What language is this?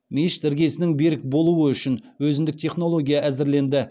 Kazakh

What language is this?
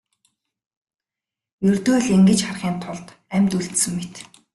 Mongolian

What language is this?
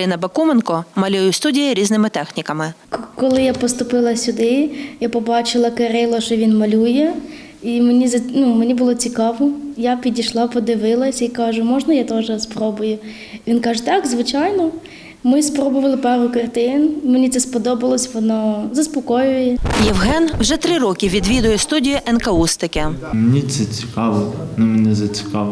Ukrainian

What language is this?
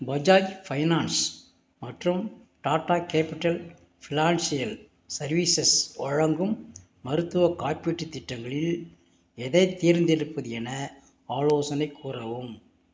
Tamil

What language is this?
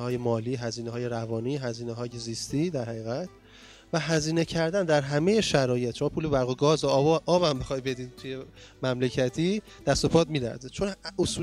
Persian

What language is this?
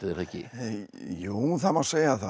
Icelandic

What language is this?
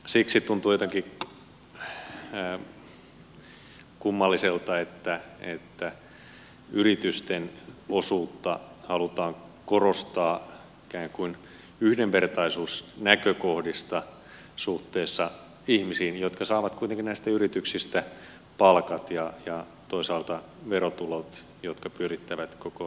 Finnish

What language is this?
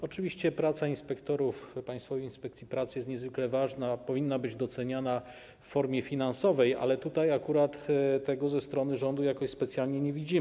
Polish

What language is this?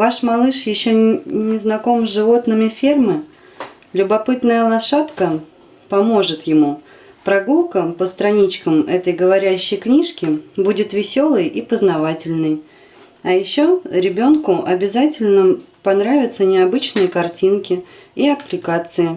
Russian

